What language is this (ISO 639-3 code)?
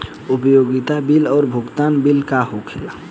bho